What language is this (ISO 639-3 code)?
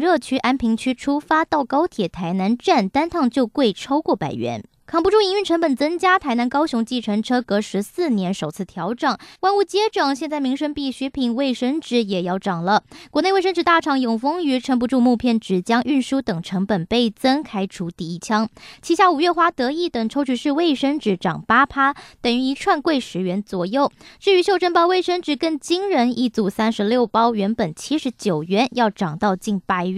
zho